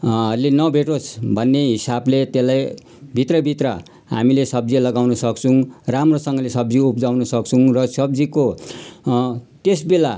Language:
Nepali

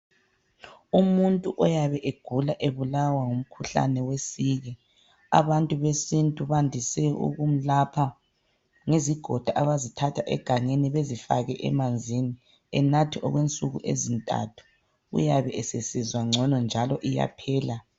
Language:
North Ndebele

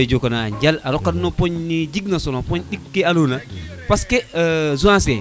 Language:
Serer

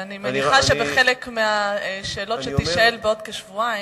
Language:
Hebrew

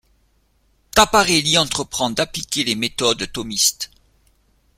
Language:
French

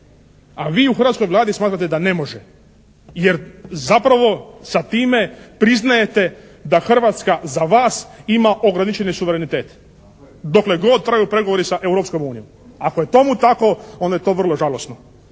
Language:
Croatian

